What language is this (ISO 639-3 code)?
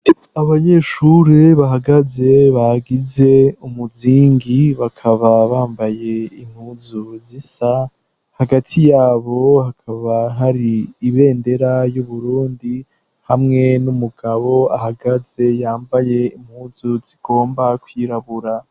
run